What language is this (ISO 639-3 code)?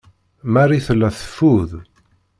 kab